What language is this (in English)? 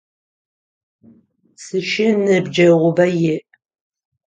Adyghe